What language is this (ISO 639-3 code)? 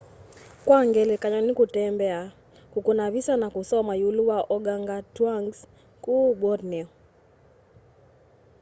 kam